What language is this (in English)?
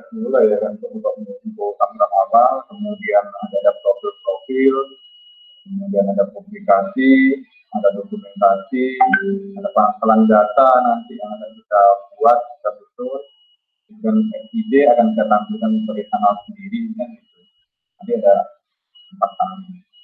Indonesian